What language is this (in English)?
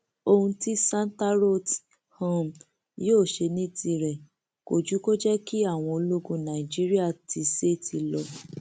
Yoruba